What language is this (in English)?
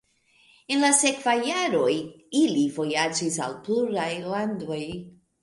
Esperanto